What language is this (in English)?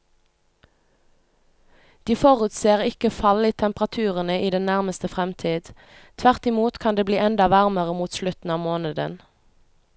Norwegian